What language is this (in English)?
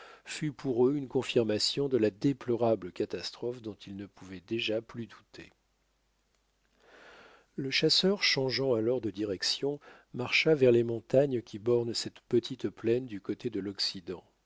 French